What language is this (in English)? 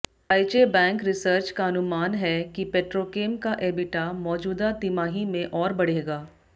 Hindi